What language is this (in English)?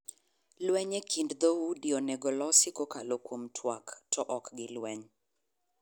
Luo (Kenya and Tanzania)